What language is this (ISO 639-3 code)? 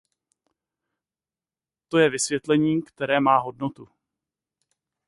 ces